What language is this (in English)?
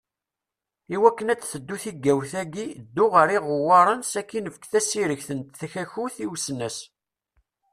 Kabyle